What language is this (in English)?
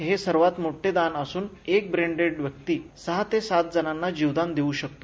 Marathi